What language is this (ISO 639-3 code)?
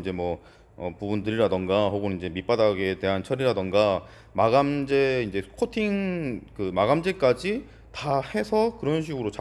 kor